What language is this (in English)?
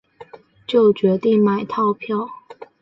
Chinese